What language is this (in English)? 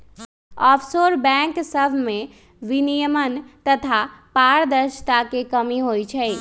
Magahi